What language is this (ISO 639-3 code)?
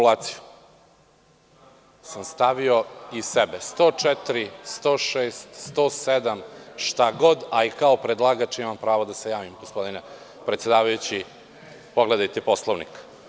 srp